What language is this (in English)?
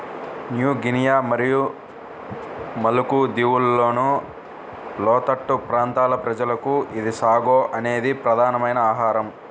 Telugu